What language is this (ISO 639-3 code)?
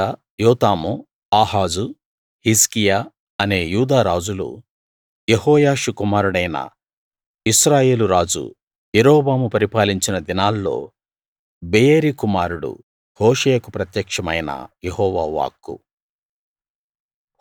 tel